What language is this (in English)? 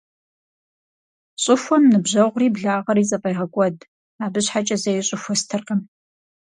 Kabardian